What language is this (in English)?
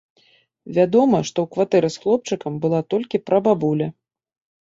Belarusian